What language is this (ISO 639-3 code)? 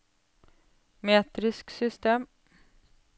nor